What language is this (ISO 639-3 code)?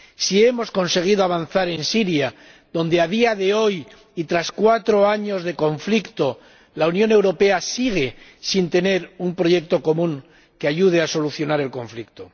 spa